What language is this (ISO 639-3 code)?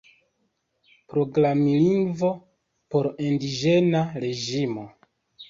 epo